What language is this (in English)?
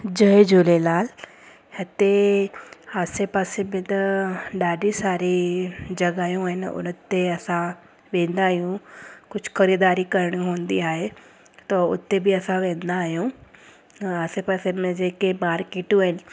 Sindhi